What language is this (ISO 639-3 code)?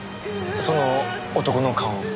jpn